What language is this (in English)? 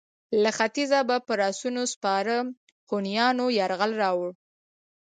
Pashto